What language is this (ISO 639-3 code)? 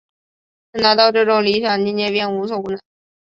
zho